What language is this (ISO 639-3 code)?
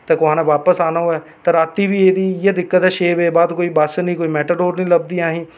doi